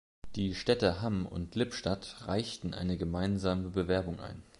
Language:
German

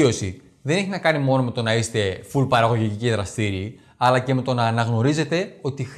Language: Greek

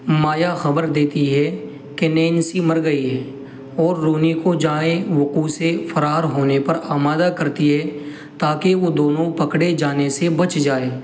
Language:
Urdu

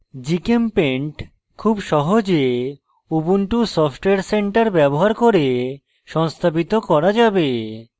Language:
Bangla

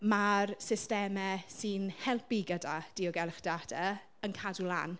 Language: Welsh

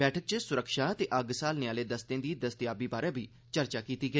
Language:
Dogri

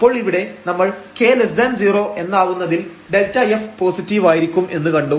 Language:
Malayalam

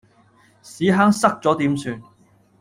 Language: Cantonese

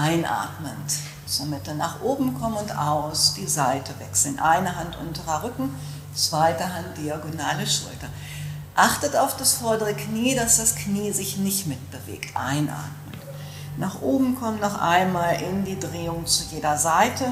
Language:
German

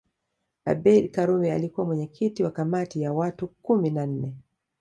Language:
Swahili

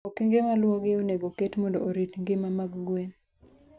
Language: Luo (Kenya and Tanzania)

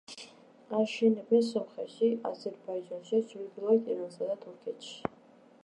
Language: Georgian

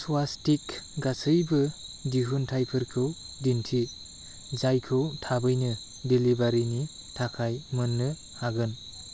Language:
Bodo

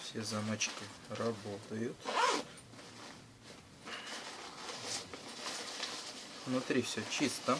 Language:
Russian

